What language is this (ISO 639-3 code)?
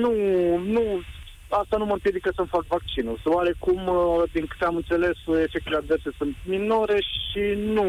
ron